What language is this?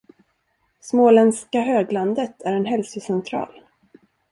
Swedish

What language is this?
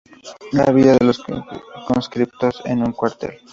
Spanish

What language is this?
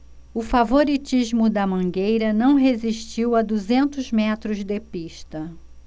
Portuguese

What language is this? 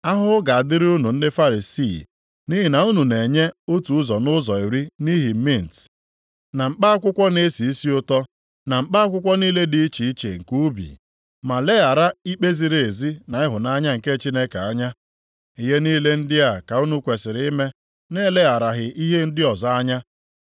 Igbo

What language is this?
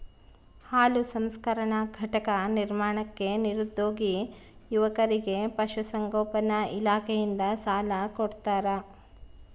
Kannada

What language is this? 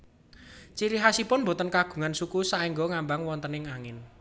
Javanese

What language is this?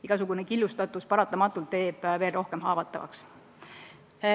Estonian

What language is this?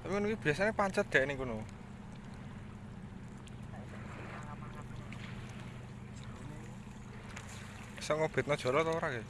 Indonesian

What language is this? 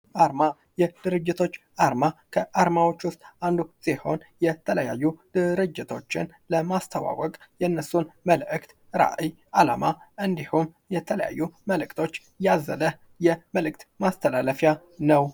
Amharic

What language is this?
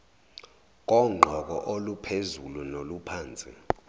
Zulu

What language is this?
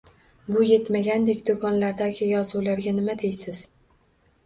Uzbek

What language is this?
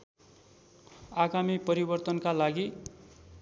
Nepali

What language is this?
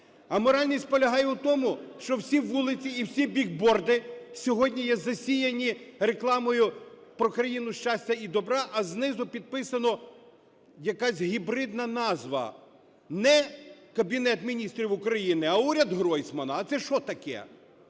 Ukrainian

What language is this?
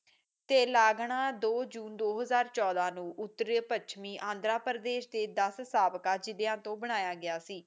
Punjabi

